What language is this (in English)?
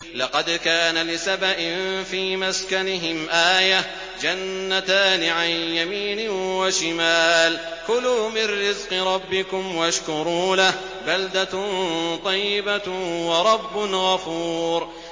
Arabic